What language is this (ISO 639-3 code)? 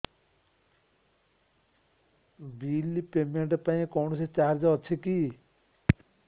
ori